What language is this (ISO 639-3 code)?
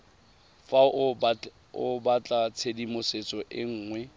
tsn